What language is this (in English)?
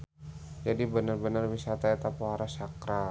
Sundanese